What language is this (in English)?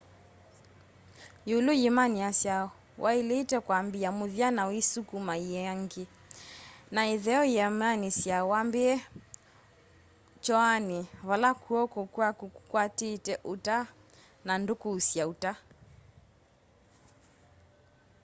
Kamba